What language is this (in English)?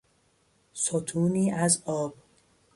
Persian